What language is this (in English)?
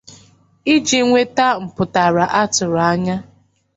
Igbo